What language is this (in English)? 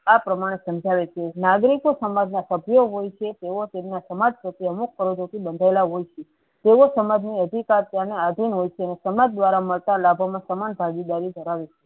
Gujarati